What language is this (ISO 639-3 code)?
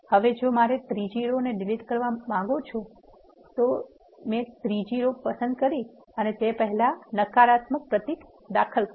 guj